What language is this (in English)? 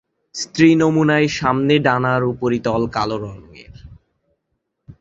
Bangla